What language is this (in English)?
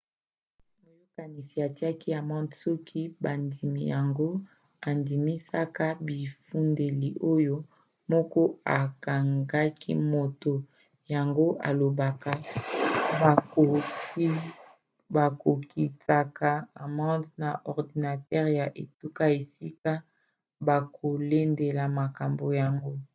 Lingala